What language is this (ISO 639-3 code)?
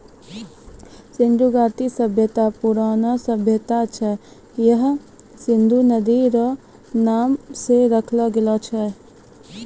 mai